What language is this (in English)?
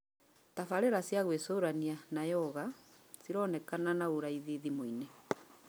Kikuyu